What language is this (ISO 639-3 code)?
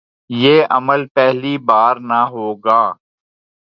urd